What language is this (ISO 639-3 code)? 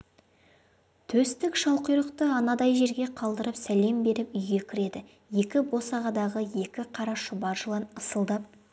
kaz